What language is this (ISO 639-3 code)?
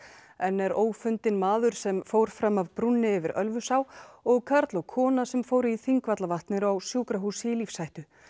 isl